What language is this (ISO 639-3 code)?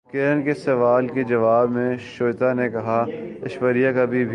urd